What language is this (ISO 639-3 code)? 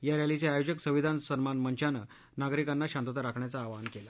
mar